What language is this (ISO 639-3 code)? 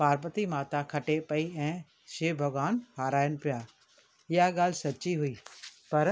snd